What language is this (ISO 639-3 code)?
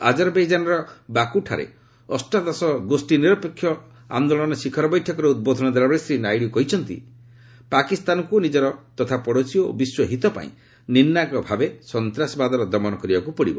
ori